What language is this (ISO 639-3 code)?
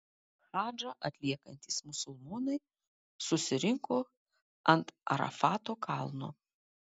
lit